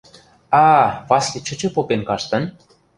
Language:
Western Mari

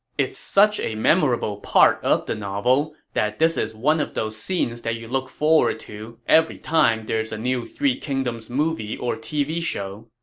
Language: English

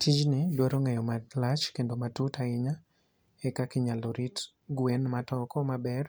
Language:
Luo (Kenya and Tanzania)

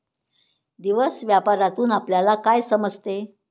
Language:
Marathi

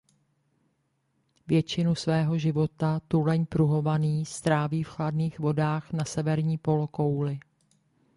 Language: Czech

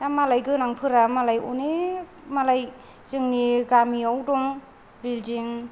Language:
Bodo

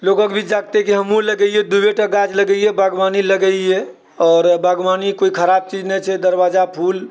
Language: Maithili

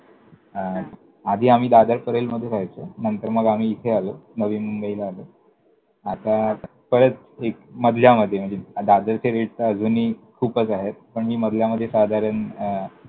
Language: Marathi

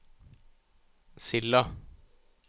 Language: Norwegian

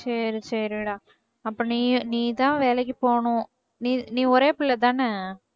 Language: Tamil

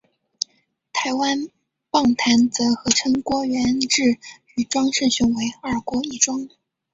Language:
Chinese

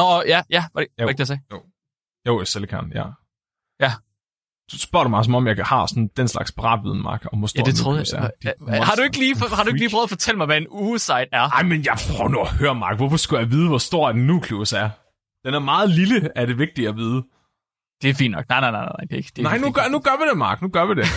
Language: Danish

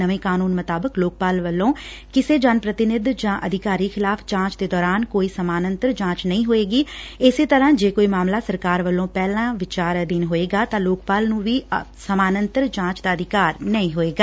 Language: Punjabi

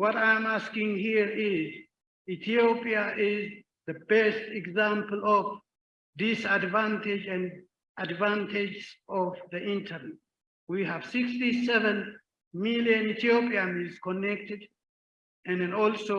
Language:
English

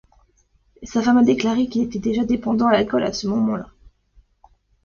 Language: French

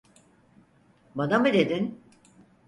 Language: Turkish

